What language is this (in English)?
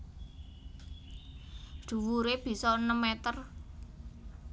Javanese